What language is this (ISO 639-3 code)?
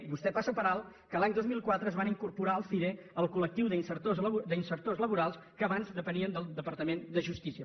cat